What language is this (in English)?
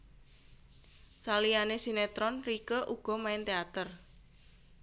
Javanese